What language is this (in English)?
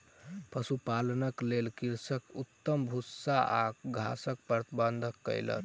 Maithili